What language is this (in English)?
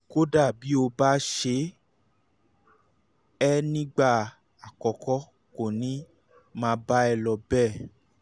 Yoruba